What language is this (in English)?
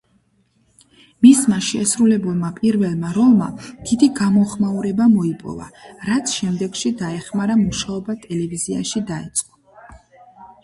Georgian